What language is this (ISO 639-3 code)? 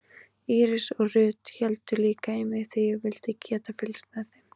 isl